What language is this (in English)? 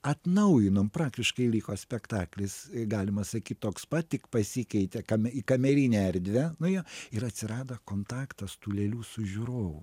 Lithuanian